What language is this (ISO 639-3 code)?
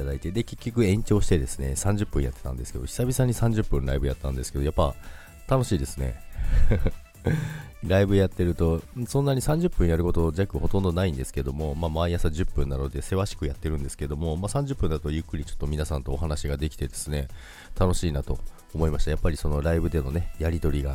jpn